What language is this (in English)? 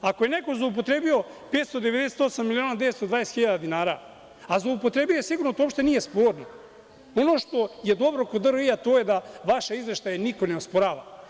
Serbian